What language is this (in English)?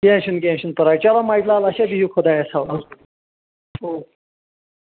Kashmiri